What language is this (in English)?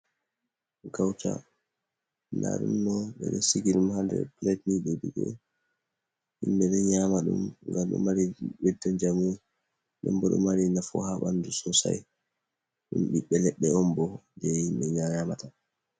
Fula